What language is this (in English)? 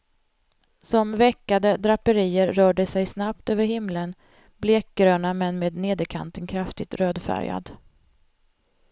Swedish